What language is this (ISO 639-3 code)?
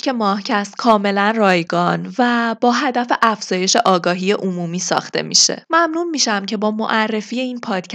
fas